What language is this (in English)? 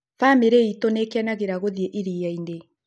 Kikuyu